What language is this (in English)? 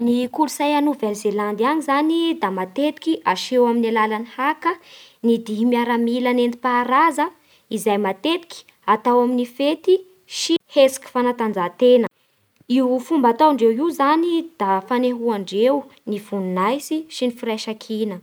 Bara Malagasy